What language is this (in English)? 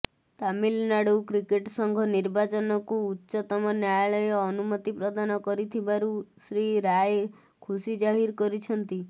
Odia